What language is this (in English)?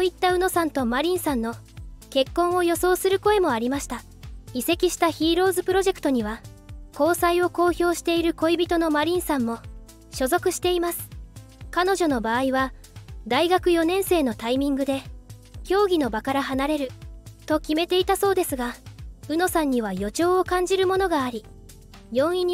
Japanese